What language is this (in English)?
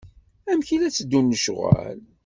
Kabyle